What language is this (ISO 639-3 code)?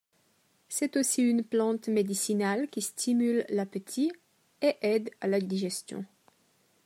fra